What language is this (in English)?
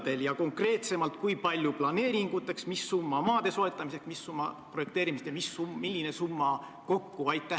Estonian